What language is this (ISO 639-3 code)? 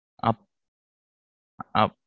tam